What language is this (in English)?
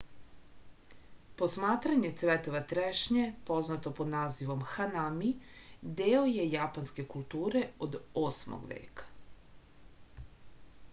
Serbian